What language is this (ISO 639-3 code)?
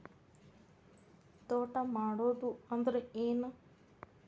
kan